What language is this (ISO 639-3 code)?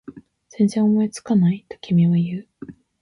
jpn